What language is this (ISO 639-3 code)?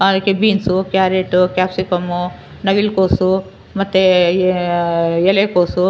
kan